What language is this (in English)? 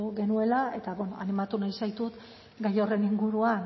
Basque